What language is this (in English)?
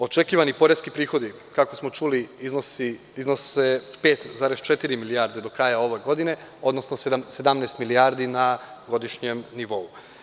Serbian